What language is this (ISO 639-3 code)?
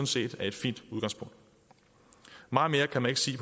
dan